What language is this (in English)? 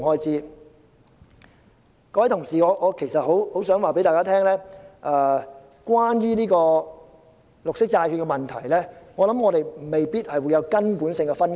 Cantonese